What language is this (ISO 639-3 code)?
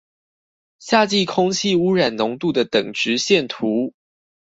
zho